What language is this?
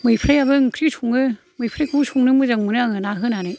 Bodo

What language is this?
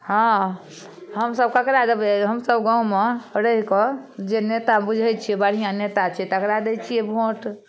Maithili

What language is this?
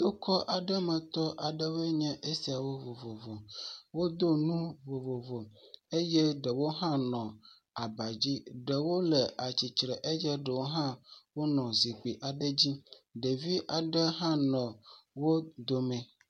Ewe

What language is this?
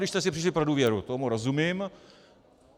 Czech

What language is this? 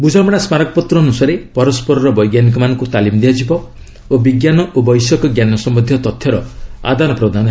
Odia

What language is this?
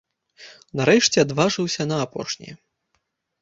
Belarusian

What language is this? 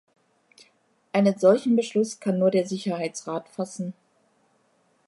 German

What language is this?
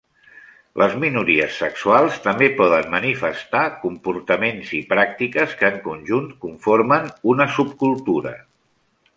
Catalan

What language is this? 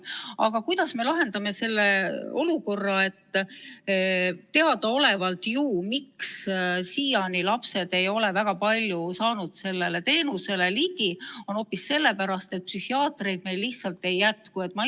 Estonian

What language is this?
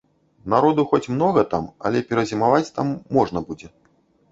Belarusian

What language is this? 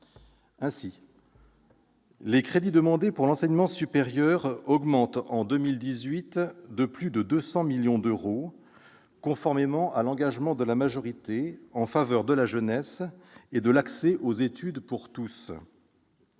French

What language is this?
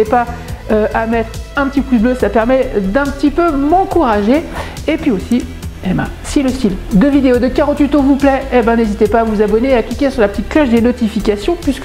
French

